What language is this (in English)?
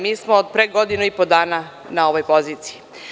Serbian